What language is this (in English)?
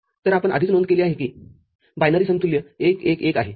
Marathi